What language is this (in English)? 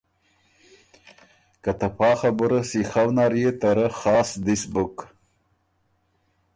Ormuri